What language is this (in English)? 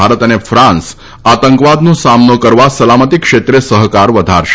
Gujarati